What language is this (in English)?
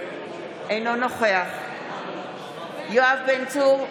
Hebrew